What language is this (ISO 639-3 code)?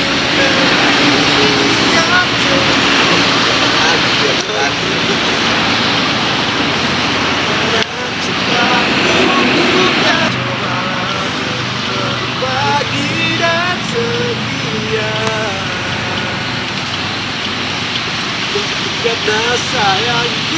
ind